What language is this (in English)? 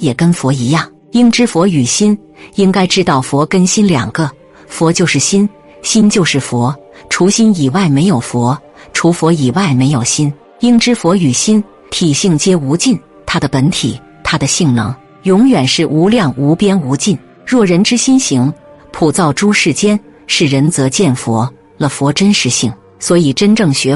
Chinese